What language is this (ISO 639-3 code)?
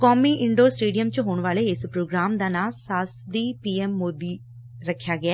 pan